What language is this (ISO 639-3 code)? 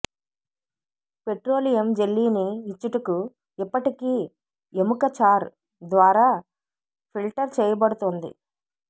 tel